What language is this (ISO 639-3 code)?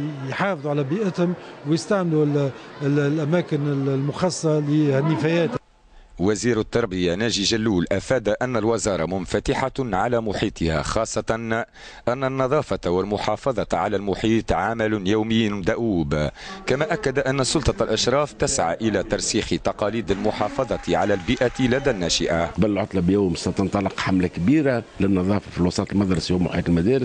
ara